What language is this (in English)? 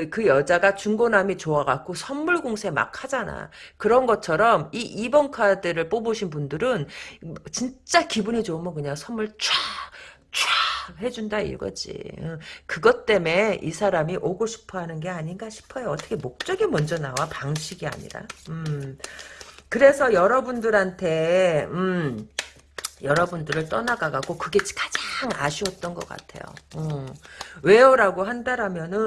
Korean